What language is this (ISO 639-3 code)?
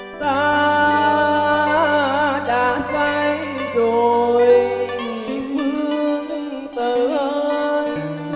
vie